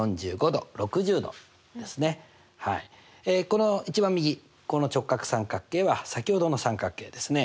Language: Japanese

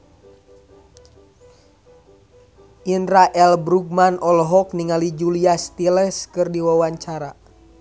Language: Sundanese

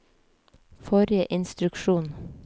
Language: Norwegian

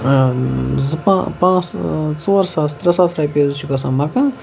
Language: Kashmiri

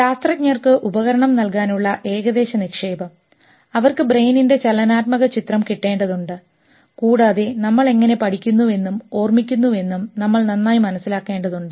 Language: Malayalam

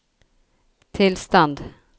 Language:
Norwegian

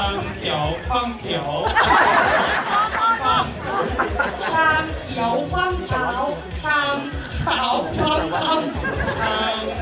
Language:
Thai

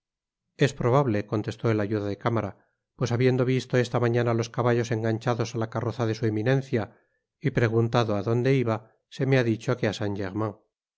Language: Spanish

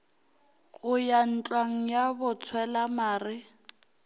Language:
Northern Sotho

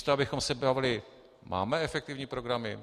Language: Czech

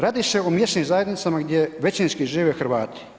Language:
Croatian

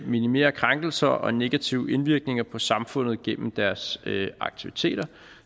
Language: Danish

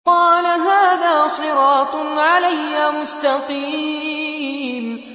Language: Arabic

